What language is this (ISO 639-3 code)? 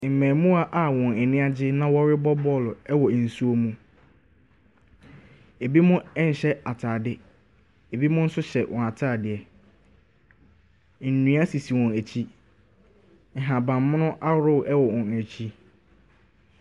aka